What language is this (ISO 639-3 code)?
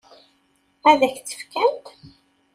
kab